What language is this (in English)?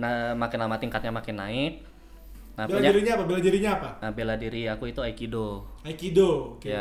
Indonesian